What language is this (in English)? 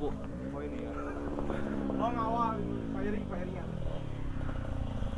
Indonesian